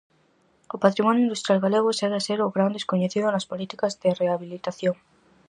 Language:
Galician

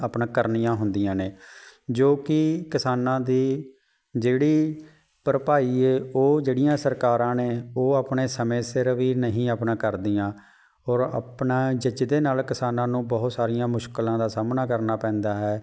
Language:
Punjabi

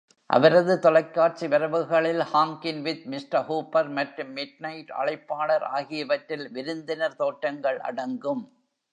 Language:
Tamil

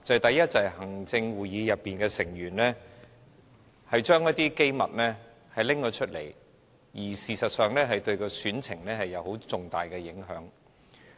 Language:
Cantonese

